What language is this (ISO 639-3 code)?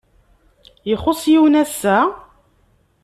kab